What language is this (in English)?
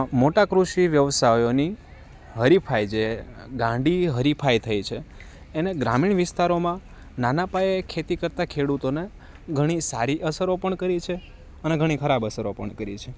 Gujarati